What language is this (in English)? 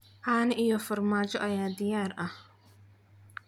Somali